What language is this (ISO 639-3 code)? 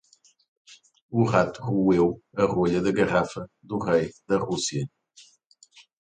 por